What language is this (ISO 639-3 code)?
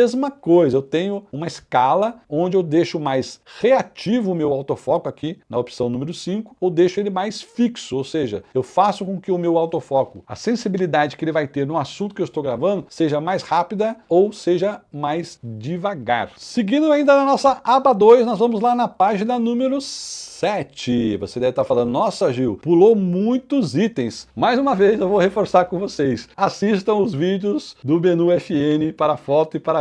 por